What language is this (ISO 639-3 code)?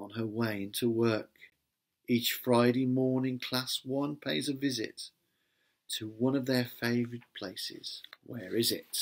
eng